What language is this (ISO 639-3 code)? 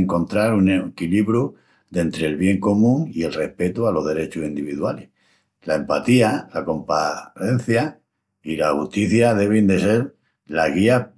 ext